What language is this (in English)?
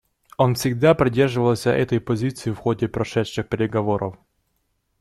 Russian